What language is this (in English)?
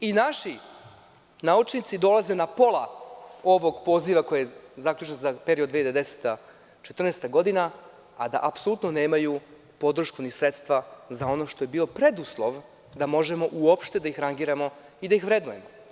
Serbian